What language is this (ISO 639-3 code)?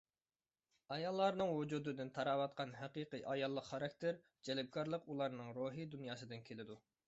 uig